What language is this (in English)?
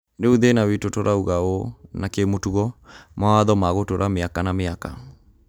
Kikuyu